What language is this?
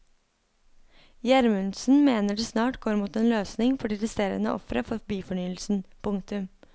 Norwegian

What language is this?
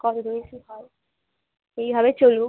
Bangla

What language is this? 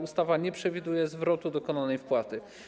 Polish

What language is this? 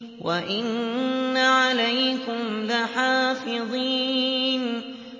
Arabic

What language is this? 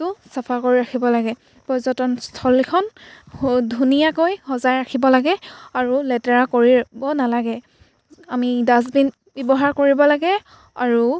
Assamese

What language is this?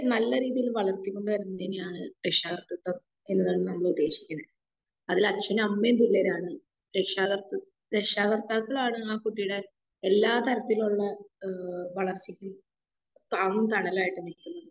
Malayalam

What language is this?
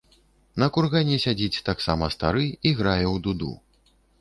Belarusian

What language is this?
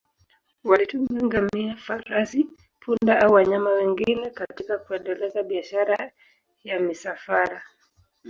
Swahili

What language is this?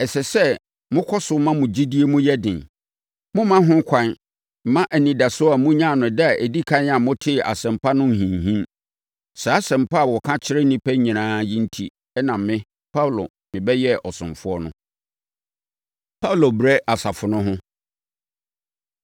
Akan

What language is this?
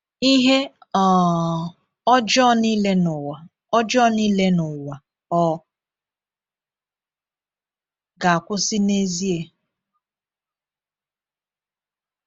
Igbo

